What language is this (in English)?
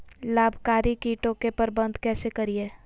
Magahi